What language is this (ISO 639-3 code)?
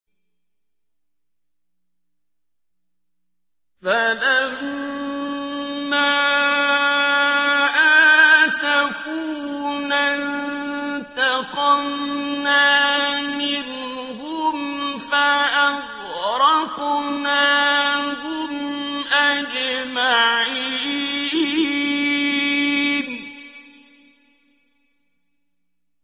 ara